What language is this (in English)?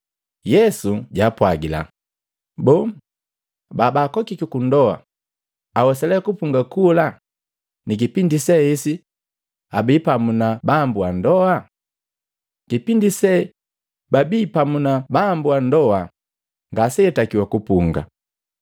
Matengo